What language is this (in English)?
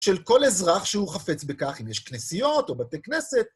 Hebrew